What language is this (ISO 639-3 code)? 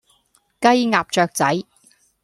yue